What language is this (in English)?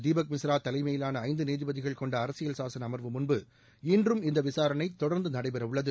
Tamil